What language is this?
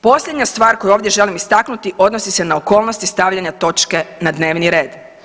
Croatian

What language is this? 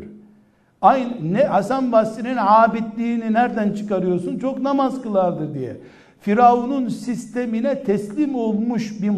Turkish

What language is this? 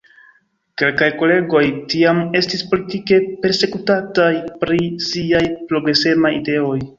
Esperanto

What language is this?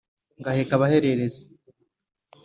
Kinyarwanda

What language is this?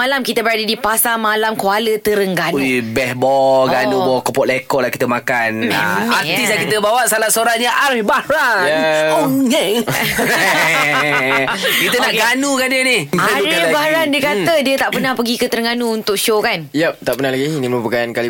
Malay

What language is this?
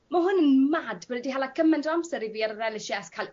Welsh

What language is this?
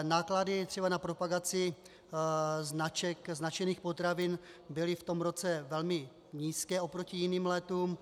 Czech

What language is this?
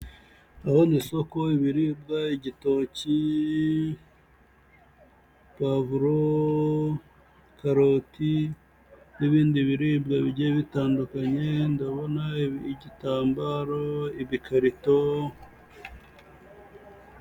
Kinyarwanda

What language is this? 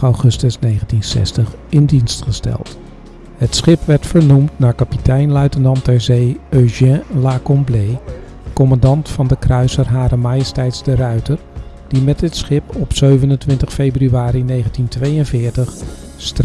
Dutch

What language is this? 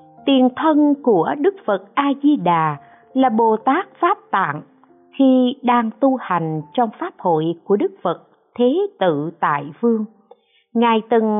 Vietnamese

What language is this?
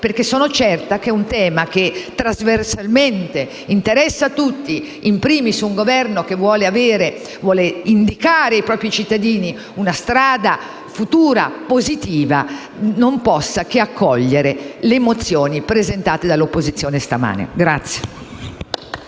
Italian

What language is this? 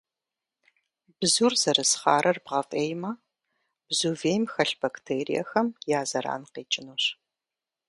Kabardian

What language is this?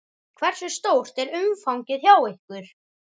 Icelandic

